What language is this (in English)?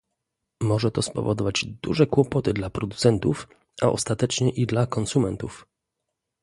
Polish